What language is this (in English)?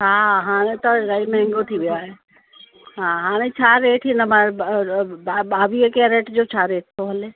Sindhi